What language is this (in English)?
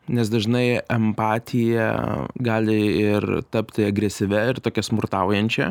Lithuanian